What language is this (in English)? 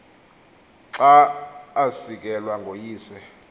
Xhosa